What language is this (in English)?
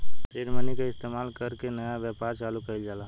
Bhojpuri